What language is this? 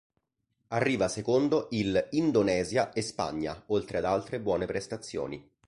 Italian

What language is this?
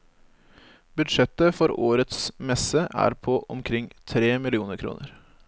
Norwegian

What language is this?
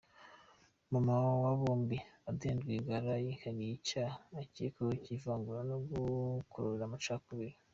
Kinyarwanda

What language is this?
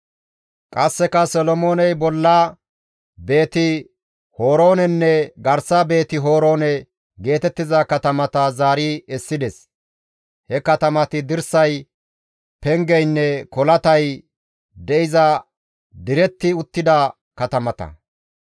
Gamo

